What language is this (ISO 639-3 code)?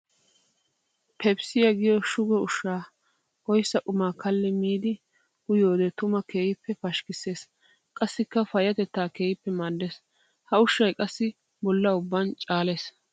wal